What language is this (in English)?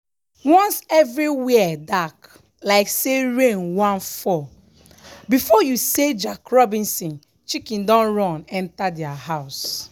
Nigerian Pidgin